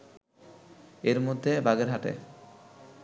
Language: Bangla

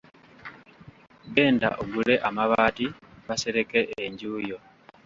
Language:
Ganda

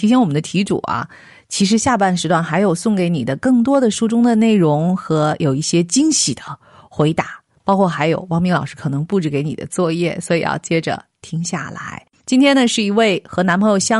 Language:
Chinese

